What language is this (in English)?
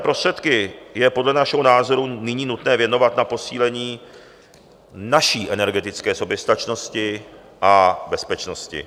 Czech